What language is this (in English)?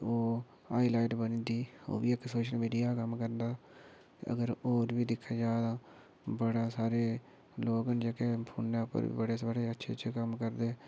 Dogri